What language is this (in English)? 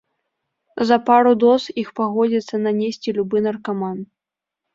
Belarusian